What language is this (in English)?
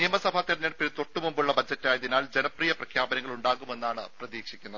Malayalam